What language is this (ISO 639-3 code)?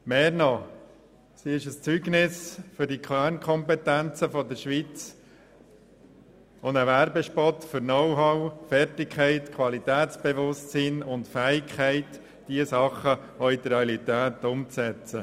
gsw